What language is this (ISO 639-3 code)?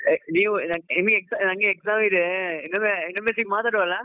kan